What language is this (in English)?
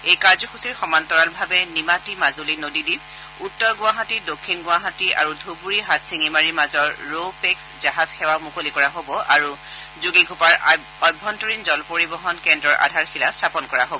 Assamese